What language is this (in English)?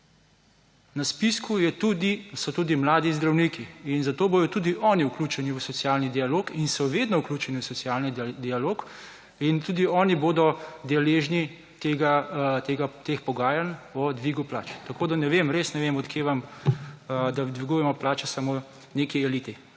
Slovenian